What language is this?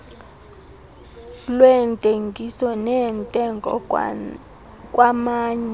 Xhosa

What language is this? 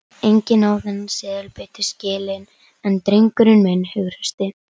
Icelandic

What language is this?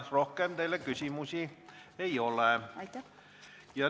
Estonian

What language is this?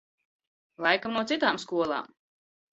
Latvian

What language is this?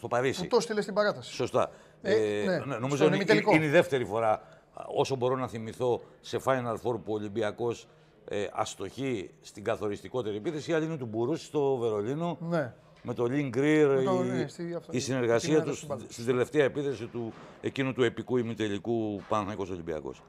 Greek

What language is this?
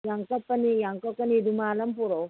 Manipuri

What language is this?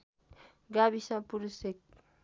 Nepali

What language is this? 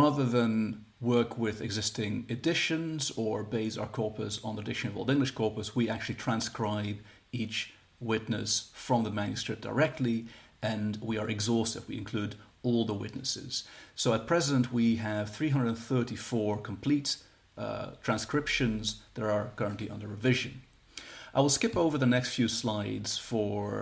English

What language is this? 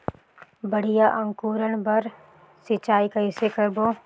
Chhattisgarhi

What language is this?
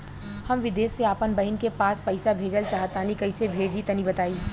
Bhojpuri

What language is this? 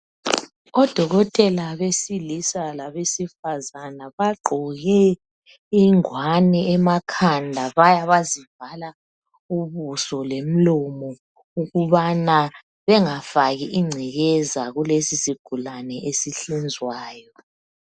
North Ndebele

